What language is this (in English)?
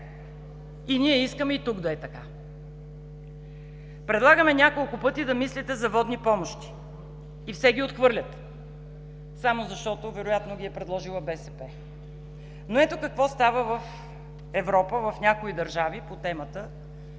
Bulgarian